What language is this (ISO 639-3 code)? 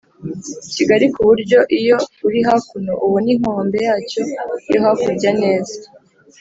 kin